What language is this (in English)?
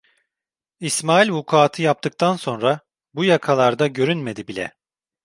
Turkish